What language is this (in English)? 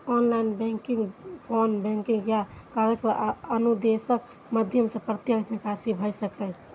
Maithili